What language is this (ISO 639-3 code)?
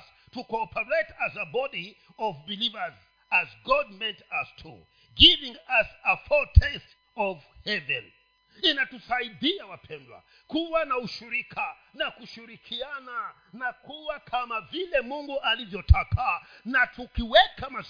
swa